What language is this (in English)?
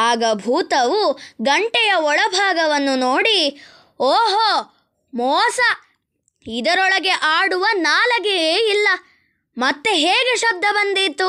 Kannada